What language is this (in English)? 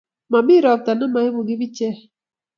Kalenjin